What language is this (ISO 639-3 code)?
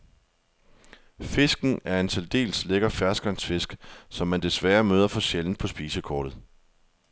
dan